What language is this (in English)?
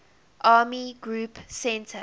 English